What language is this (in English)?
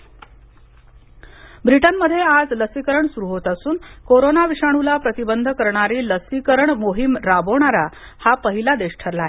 Marathi